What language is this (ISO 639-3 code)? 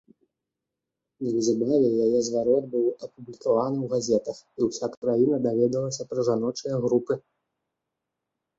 bel